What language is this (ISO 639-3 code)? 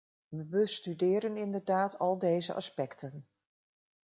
nld